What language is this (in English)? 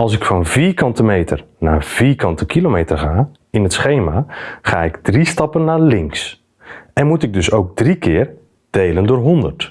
Dutch